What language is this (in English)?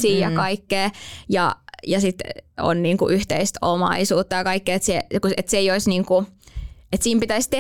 Finnish